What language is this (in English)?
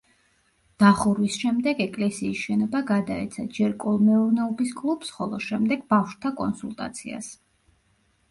Georgian